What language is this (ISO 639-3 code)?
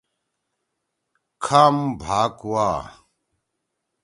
trw